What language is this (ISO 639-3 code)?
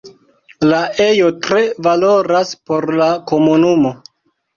epo